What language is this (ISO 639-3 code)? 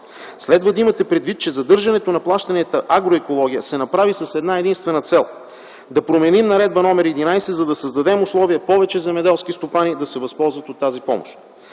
bul